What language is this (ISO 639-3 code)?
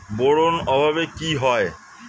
ben